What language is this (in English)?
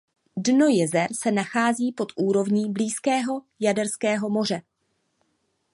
Czech